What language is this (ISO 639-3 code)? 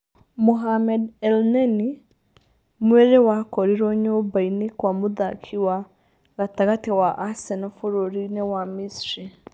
kik